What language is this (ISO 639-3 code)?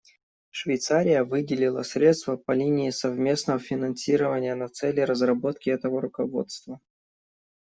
rus